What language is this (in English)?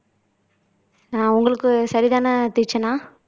Tamil